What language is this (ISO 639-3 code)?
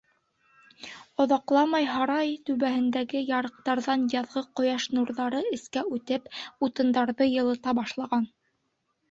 bak